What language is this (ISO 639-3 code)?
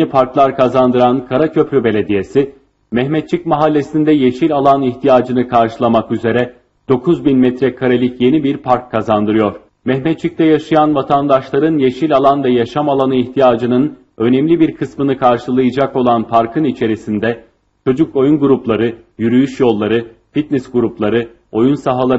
tur